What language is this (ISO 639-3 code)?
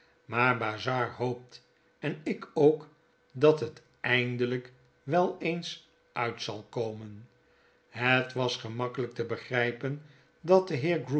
nld